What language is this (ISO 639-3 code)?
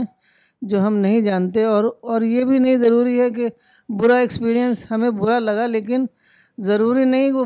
urd